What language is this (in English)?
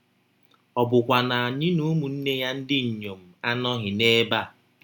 Igbo